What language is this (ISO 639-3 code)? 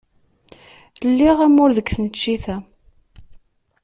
kab